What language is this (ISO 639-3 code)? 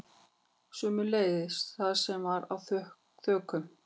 isl